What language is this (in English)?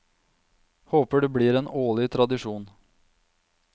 Norwegian